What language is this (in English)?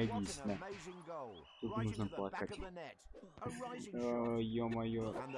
Russian